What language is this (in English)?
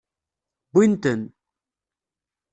Kabyle